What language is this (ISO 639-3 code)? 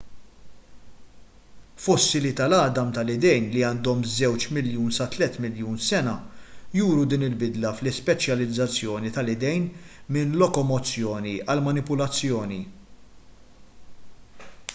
mlt